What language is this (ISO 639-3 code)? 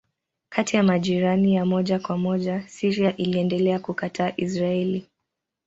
swa